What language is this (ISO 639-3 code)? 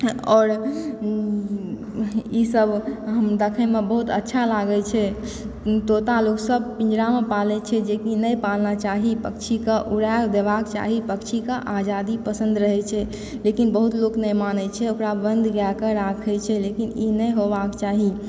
mai